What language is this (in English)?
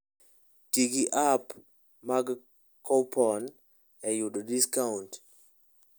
Luo (Kenya and Tanzania)